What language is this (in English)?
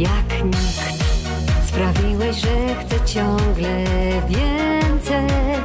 Polish